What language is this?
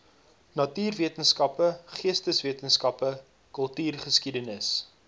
Afrikaans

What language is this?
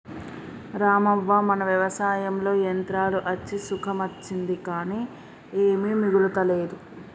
Telugu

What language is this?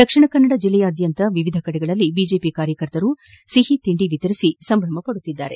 Kannada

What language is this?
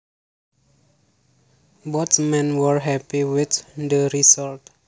Javanese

